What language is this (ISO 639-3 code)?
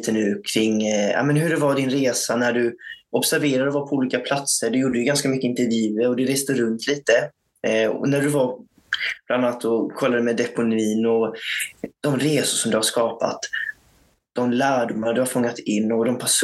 swe